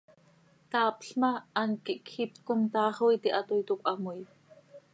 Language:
Seri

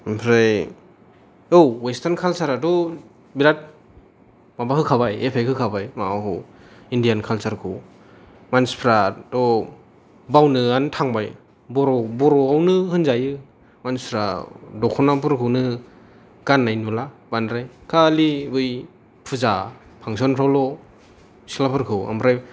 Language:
Bodo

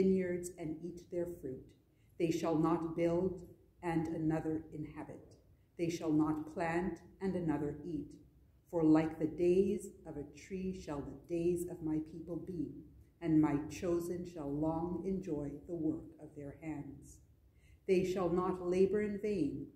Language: English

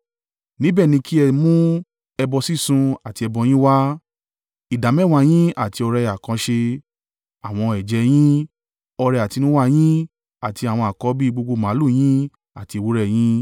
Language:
Yoruba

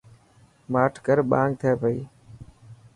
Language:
Dhatki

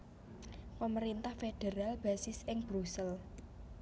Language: Javanese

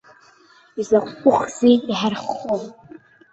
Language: Abkhazian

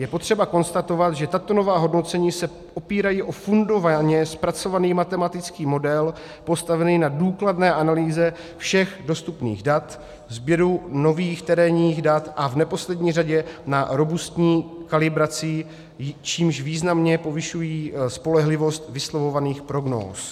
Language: Czech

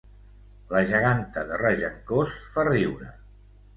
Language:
Catalan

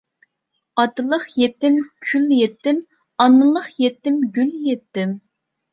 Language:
Uyghur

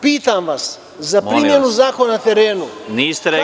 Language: Serbian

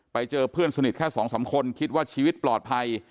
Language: Thai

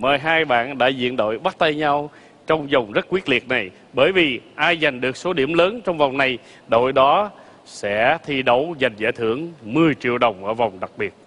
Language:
Vietnamese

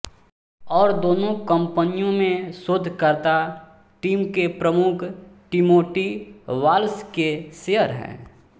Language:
Hindi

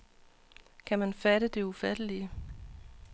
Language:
Danish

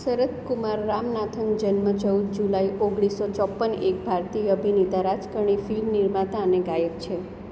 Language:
Gujarati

